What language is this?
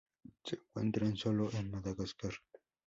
Spanish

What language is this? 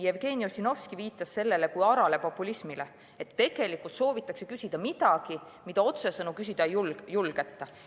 Estonian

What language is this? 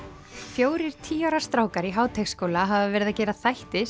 Icelandic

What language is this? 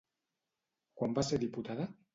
Catalan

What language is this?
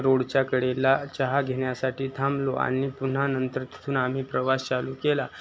Marathi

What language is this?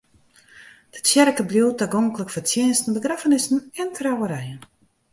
Western Frisian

